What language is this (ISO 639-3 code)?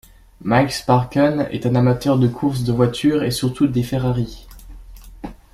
fra